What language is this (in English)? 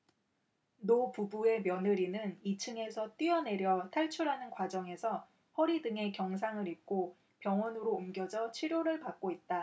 Korean